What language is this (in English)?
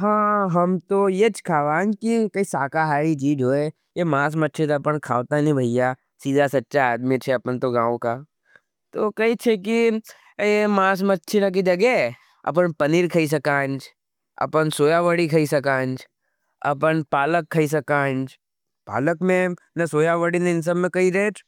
Nimadi